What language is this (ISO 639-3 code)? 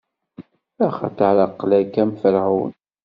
kab